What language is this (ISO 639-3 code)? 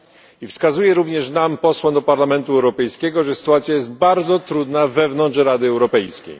pol